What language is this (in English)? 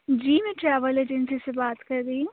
Urdu